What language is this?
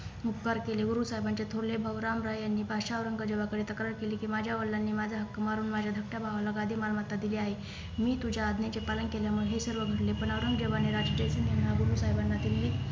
Marathi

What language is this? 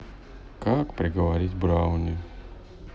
Russian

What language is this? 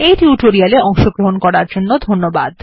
Bangla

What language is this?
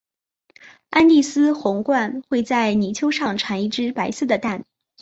Chinese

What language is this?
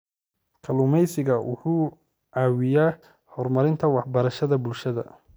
Somali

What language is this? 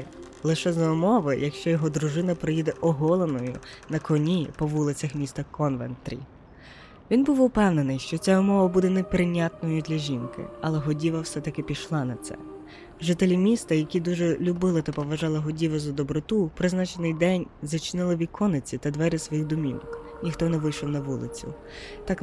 Ukrainian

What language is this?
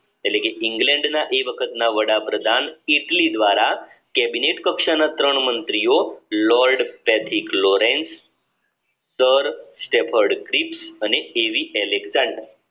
Gujarati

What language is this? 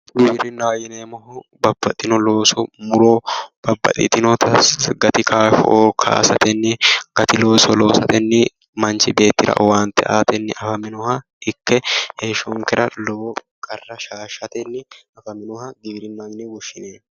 Sidamo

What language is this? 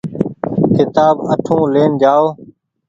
Goaria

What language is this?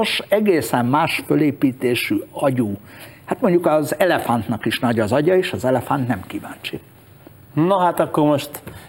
Hungarian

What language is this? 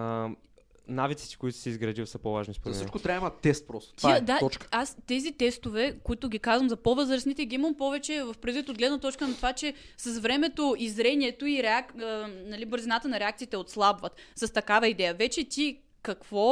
Bulgarian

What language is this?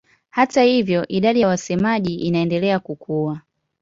Swahili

